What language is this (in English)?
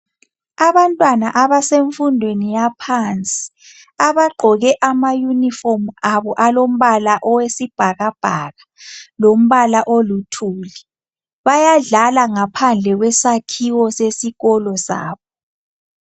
North Ndebele